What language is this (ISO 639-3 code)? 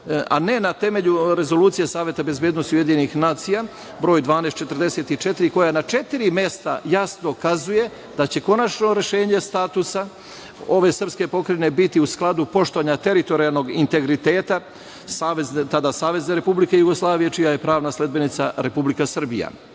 srp